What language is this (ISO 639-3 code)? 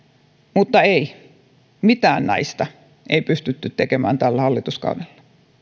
fin